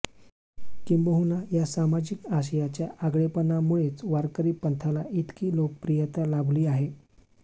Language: Marathi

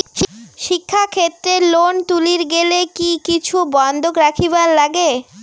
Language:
Bangla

